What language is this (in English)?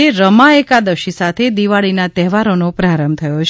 Gujarati